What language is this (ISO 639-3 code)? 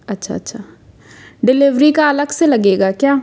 hin